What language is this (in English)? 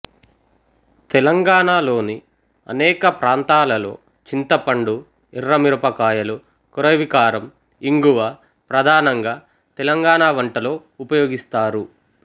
Telugu